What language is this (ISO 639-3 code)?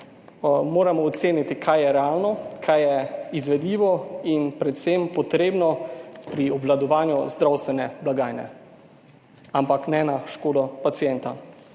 slv